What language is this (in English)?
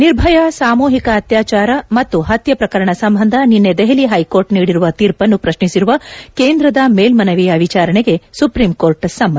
Kannada